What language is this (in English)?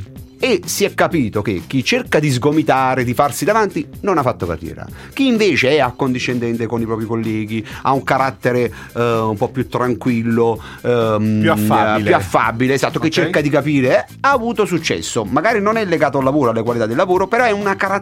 Italian